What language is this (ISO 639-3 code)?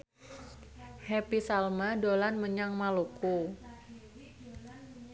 jav